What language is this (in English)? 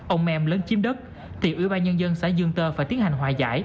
Vietnamese